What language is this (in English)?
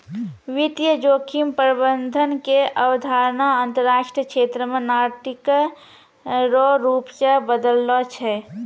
Maithili